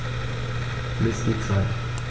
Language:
German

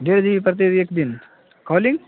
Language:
Urdu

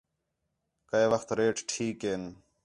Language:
Khetrani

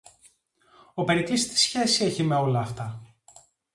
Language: Greek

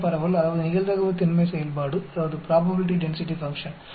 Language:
Tamil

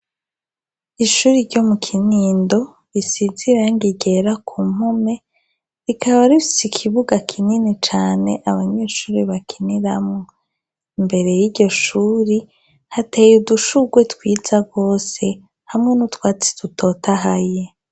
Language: Rundi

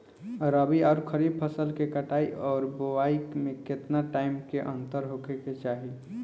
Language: Bhojpuri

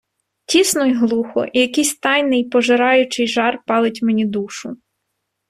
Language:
Ukrainian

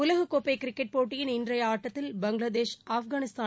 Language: Tamil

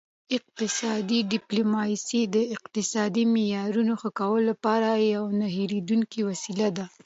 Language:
Pashto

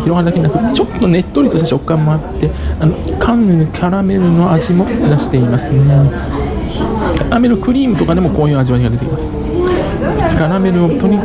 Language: Japanese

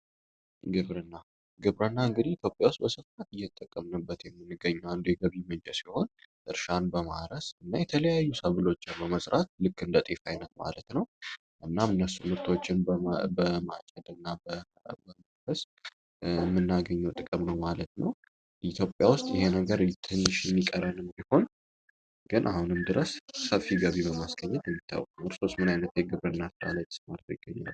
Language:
Amharic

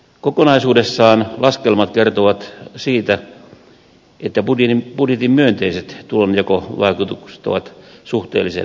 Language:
Finnish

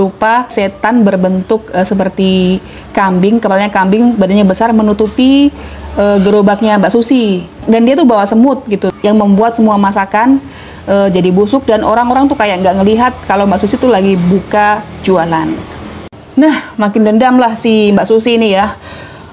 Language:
Indonesian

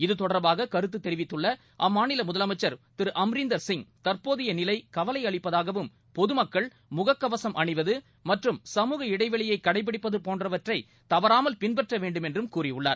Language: Tamil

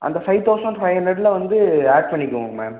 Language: Tamil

